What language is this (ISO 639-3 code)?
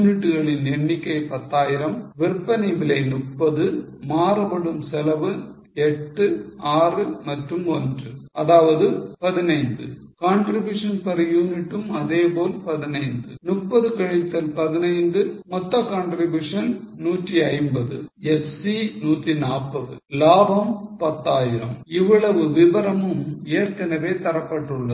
tam